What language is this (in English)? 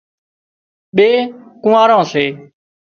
Wadiyara Koli